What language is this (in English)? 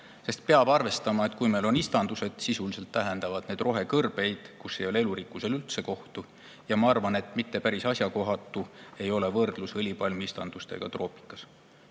Estonian